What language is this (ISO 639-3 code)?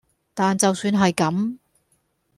yue